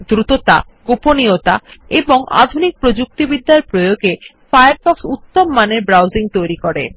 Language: Bangla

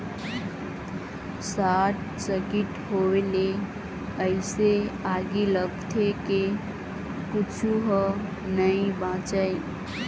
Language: Chhattisgarhi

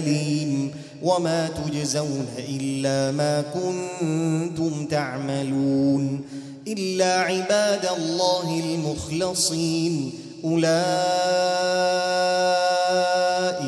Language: Arabic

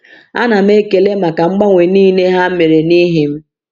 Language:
Igbo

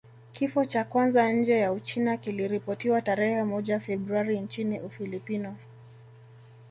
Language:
Swahili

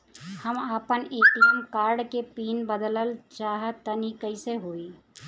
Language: Bhojpuri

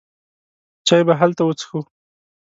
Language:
Pashto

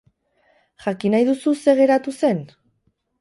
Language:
Basque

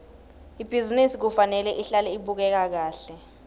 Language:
Swati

